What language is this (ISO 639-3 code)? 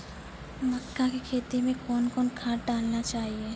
mai